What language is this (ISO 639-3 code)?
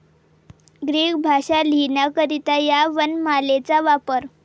mar